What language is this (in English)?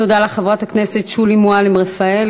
Hebrew